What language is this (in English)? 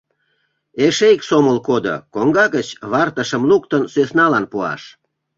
Mari